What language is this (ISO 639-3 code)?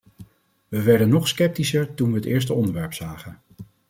nld